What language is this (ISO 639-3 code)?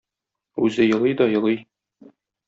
tat